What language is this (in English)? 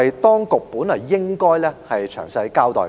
Cantonese